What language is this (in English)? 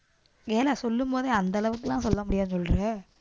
Tamil